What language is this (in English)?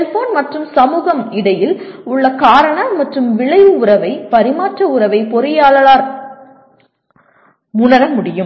Tamil